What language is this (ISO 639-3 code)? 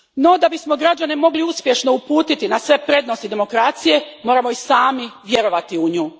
hrv